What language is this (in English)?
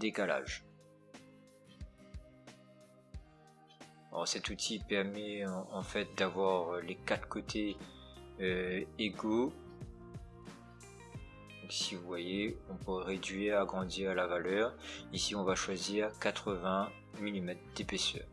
French